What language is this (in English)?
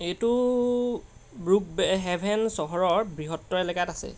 Assamese